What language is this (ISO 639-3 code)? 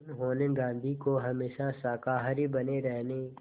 hin